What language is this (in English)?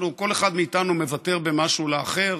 Hebrew